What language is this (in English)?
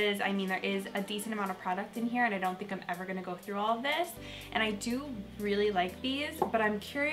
English